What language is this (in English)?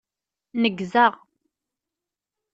Kabyle